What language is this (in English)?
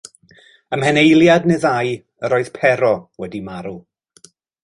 Welsh